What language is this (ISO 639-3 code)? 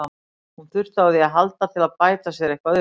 isl